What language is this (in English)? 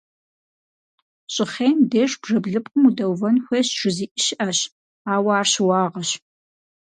Kabardian